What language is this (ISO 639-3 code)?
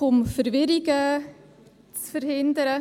gsw